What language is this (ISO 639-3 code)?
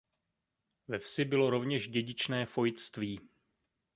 ces